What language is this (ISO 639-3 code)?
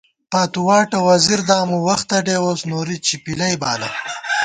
gwt